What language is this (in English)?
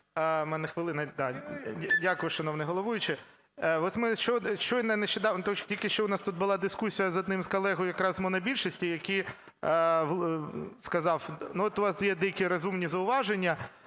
Ukrainian